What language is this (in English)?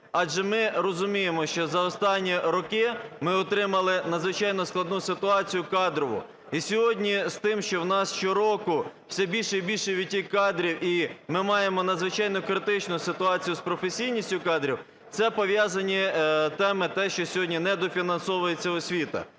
Ukrainian